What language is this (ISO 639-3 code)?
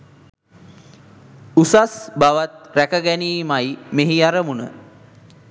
sin